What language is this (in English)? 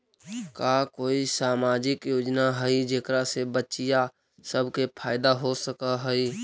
Magahi